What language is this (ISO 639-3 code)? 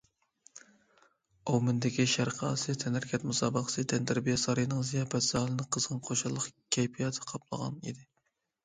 uig